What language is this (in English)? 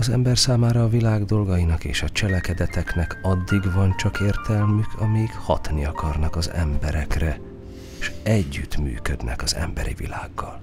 Hungarian